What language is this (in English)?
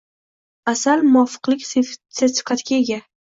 Uzbek